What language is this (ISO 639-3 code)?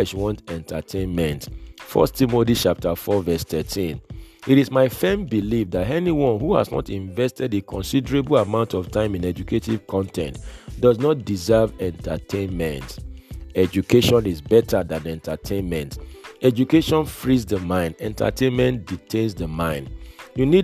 eng